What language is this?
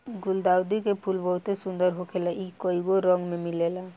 Bhojpuri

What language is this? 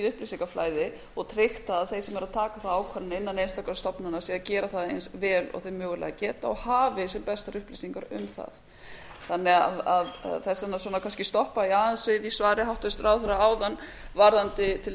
Icelandic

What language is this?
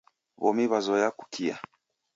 Taita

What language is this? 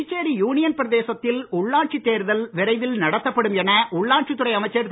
Tamil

